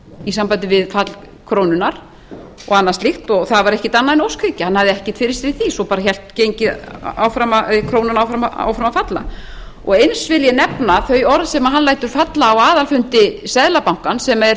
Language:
Icelandic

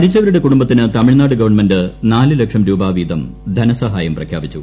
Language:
Malayalam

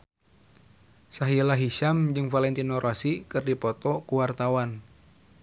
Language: Sundanese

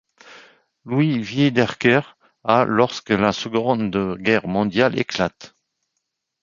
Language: French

